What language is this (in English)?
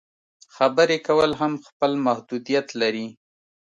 Pashto